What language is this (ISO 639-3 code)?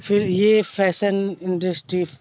urd